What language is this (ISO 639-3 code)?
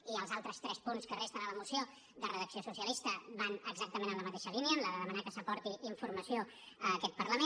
cat